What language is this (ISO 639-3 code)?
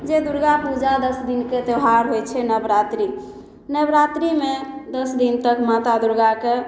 mai